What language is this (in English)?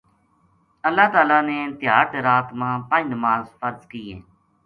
Gujari